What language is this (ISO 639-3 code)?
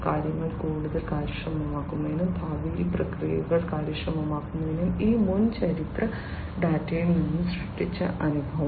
mal